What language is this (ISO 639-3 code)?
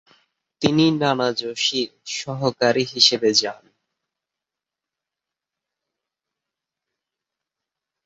ben